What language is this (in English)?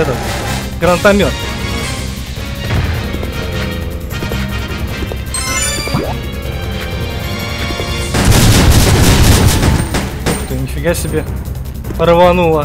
Russian